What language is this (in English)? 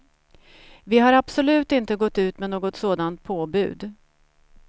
Swedish